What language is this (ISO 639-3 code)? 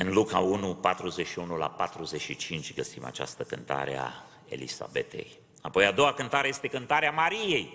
ron